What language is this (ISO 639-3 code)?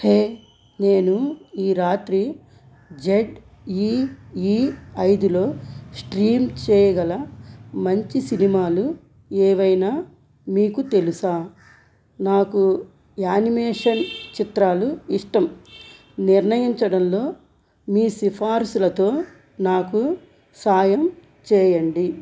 tel